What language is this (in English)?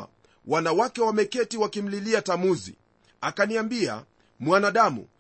Swahili